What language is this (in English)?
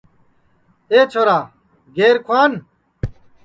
Sansi